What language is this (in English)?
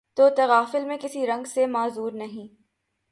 Urdu